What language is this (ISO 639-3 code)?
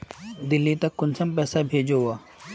mag